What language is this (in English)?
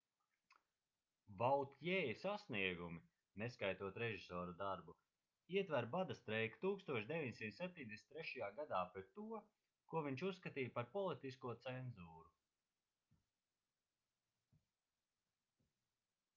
Latvian